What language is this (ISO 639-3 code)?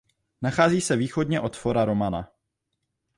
ces